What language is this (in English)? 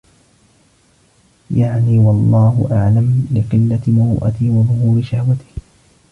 Arabic